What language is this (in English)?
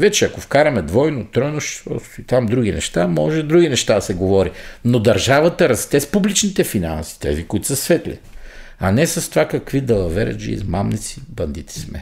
Bulgarian